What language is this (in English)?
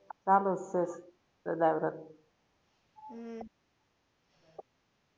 Gujarati